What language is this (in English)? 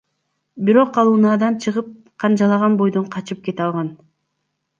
Kyrgyz